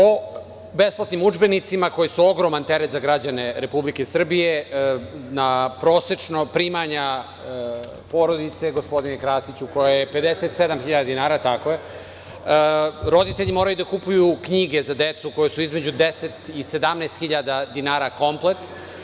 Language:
Serbian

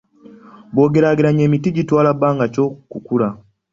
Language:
Ganda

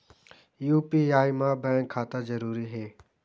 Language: Chhattisgarhi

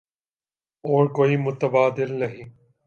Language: Urdu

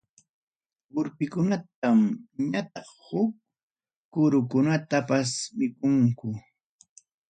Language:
Ayacucho Quechua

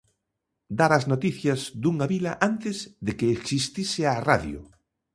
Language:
Galician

